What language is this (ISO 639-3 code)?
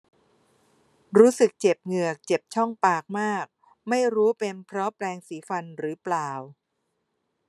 tha